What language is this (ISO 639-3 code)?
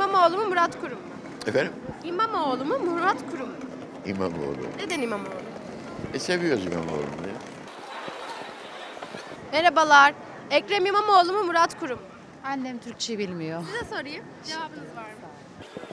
tur